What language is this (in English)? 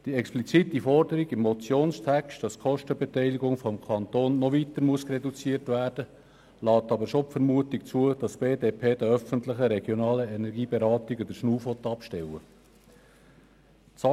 Swiss German